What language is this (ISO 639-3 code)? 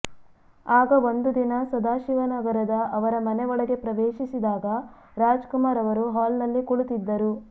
kan